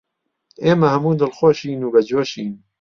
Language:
Central Kurdish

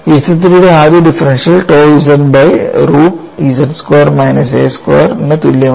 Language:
Malayalam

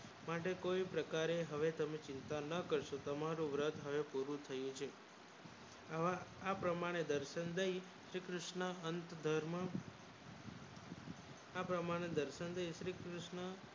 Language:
Gujarati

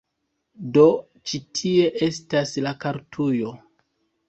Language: Esperanto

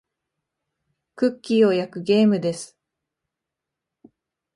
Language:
Japanese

